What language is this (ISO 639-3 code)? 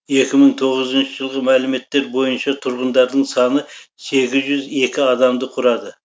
kaz